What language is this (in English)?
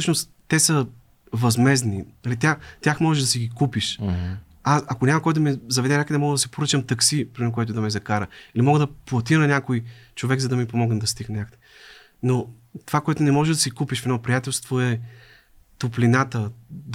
Bulgarian